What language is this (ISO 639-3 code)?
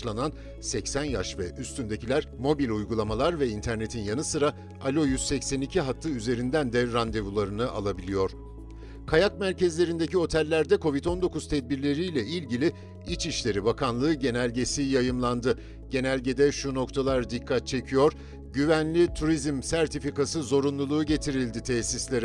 tur